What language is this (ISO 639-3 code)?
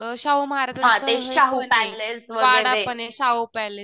mar